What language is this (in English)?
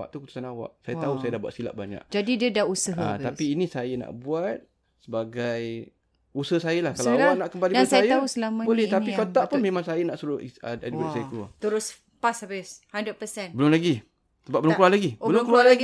Malay